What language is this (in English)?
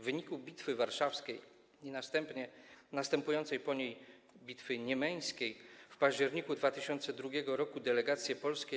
Polish